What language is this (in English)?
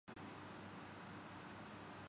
Urdu